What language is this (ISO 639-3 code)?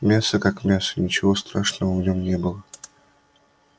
rus